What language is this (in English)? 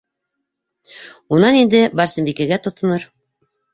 Bashkir